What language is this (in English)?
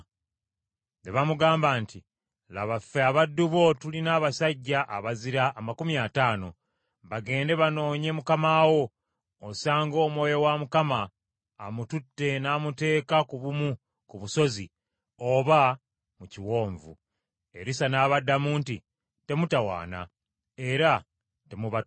Ganda